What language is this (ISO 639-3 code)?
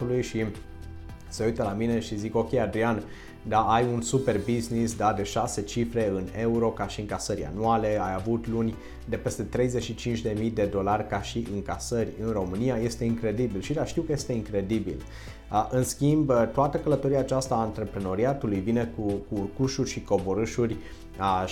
ron